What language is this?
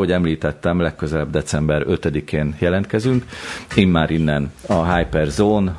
Hungarian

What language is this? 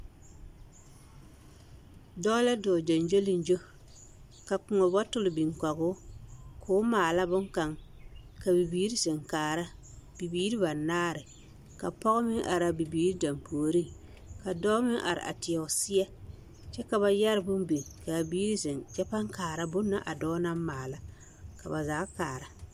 Southern Dagaare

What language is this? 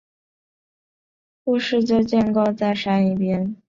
Chinese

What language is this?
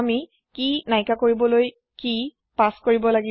Assamese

